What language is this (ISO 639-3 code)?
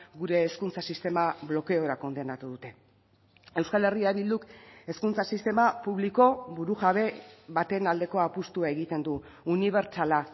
eus